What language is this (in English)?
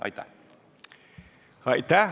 Estonian